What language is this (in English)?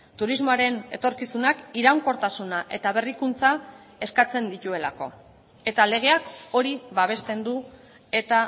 Basque